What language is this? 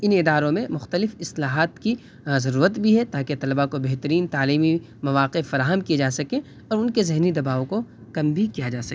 Urdu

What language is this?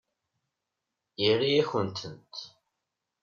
Kabyle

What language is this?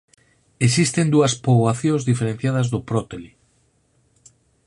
Galician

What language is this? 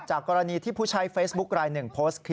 Thai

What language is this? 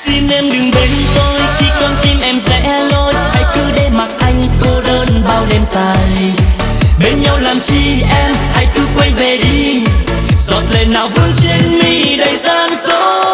Vietnamese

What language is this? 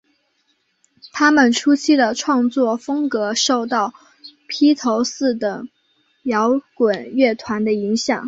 Chinese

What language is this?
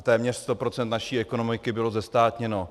Czech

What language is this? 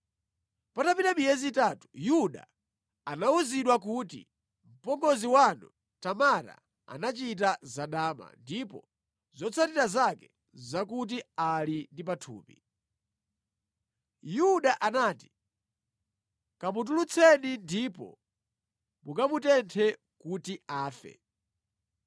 Nyanja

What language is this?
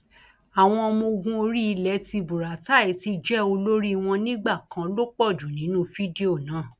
Yoruba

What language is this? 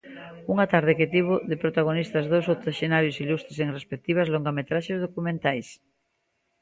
Galician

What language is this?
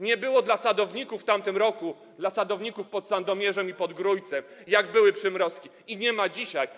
Polish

